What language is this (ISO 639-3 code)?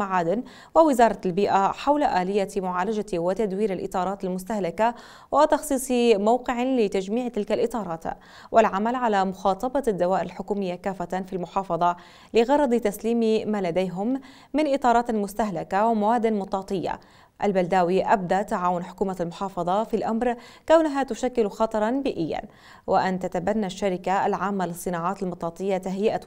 ara